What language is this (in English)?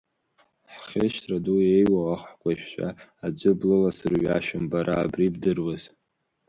Abkhazian